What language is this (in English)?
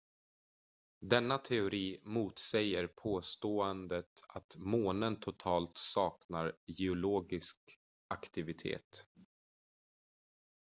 Swedish